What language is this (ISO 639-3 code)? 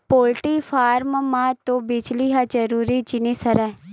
hne